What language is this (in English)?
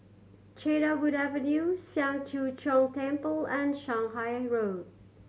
English